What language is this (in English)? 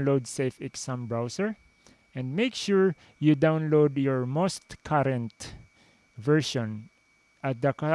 English